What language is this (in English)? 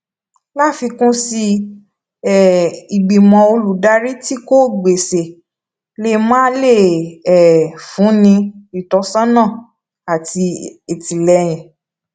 Yoruba